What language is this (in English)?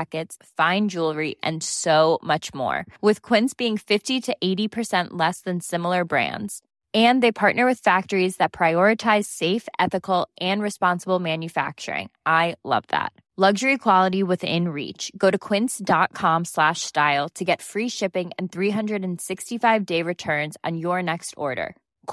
Persian